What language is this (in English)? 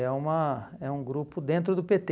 Portuguese